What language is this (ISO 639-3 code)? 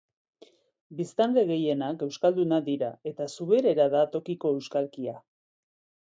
eus